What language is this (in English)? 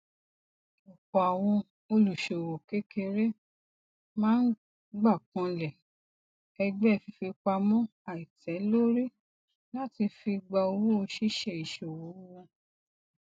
Yoruba